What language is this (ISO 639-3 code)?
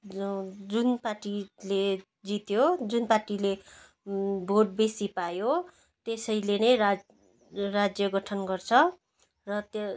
nep